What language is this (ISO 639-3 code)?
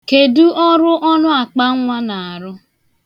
ibo